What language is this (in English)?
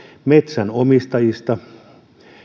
Finnish